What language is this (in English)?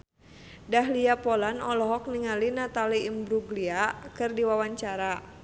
Sundanese